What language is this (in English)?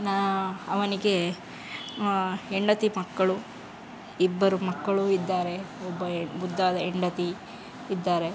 Kannada